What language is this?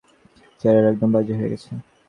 Bangla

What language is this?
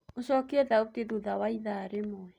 Kikuyu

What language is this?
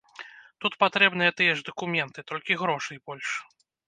Belarusian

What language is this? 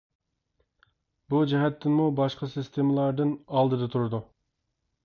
Uyghur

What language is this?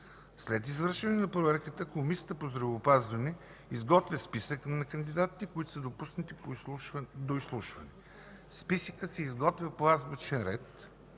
Bulgarian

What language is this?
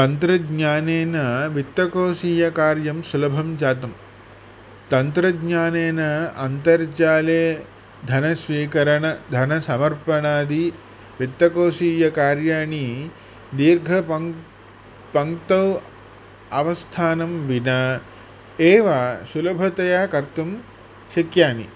Sanskrit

